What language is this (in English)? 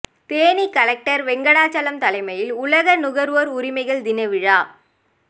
Tamil